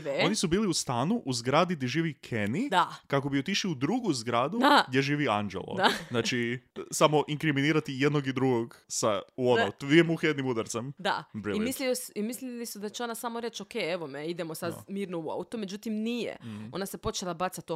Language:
Croatian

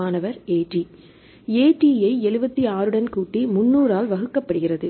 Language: Tamil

